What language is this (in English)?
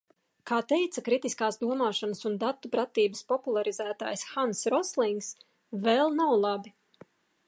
Latvian